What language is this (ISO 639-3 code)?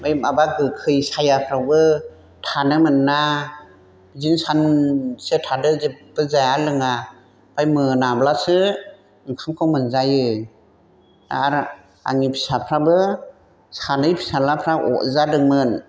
brx